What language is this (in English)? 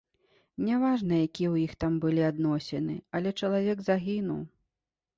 Belarusian